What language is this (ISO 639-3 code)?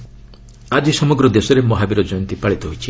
ori